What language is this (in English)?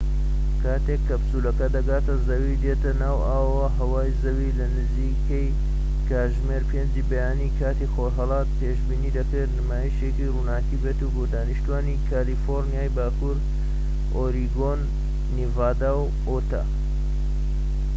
Central Kurdish